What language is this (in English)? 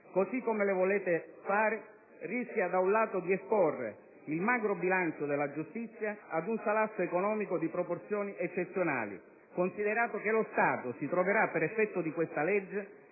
Italian